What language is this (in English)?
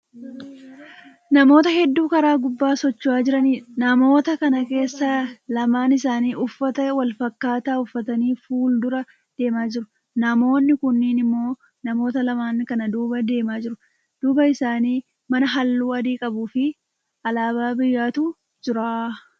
Oromo